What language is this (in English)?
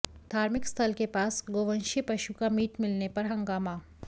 Hindi